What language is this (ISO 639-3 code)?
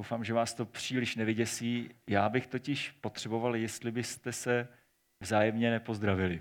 ces